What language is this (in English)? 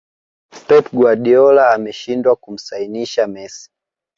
Swahili